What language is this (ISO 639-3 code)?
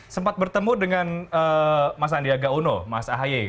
ind